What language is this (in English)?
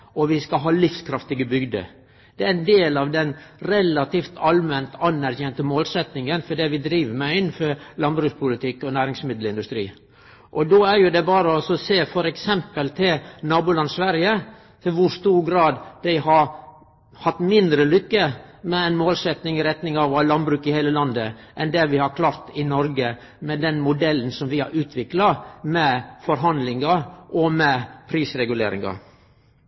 Norwegian Nynorsk